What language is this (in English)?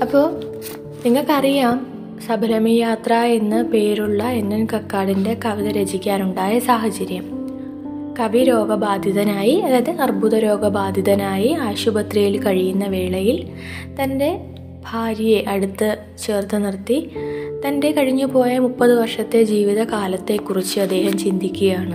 Malayalam